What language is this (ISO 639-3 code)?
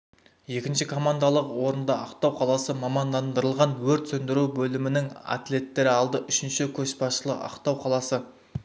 kaz